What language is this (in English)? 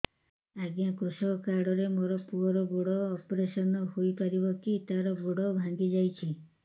Odia